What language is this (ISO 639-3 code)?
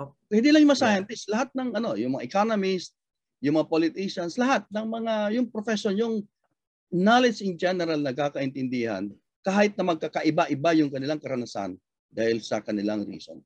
fil